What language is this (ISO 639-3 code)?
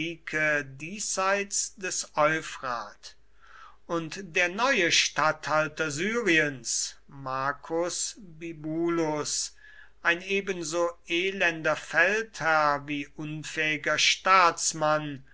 deu